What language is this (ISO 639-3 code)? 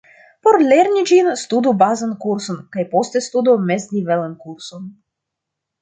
epo